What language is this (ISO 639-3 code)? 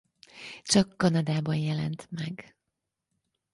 hun